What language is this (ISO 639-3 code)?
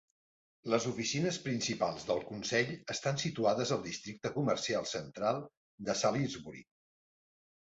cat